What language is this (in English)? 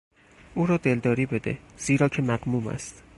Persian